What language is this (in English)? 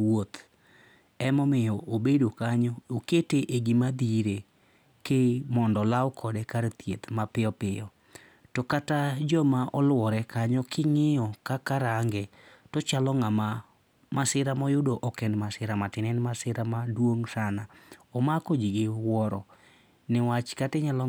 Luo (Kenya and Tanzania)